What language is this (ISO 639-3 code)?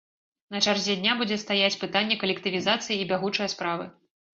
bel